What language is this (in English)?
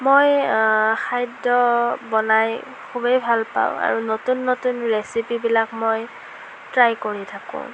Assamese